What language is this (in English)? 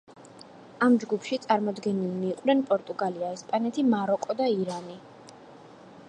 Georgian